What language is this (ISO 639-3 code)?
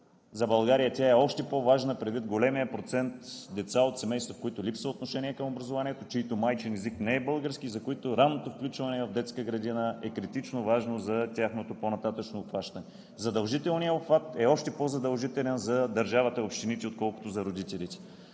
bul